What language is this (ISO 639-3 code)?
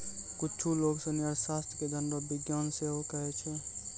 mai